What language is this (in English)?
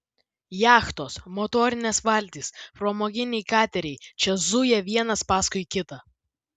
Lithuanian